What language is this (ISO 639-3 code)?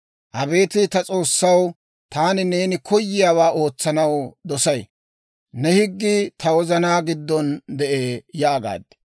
dwr